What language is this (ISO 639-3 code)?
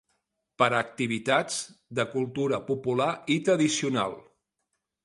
cat